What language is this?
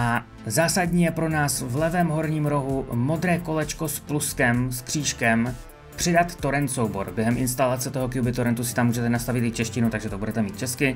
Czech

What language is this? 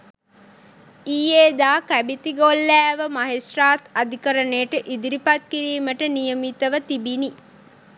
Sinhala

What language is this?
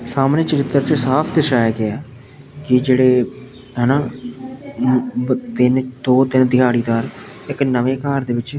Punjabi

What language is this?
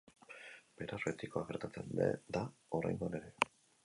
Basque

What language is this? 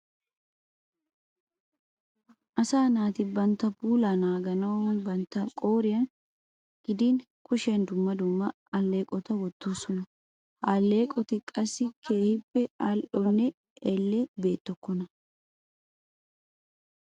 Wolaytta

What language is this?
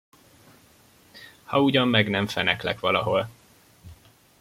Hungarian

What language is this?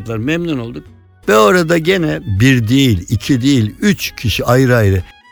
Turkish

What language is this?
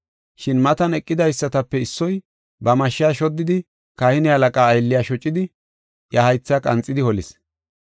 Gofa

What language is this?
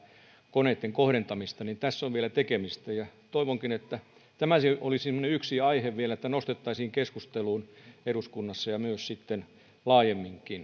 Finnish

